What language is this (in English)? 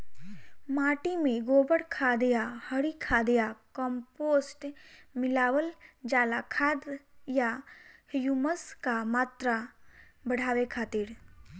Bhojpuri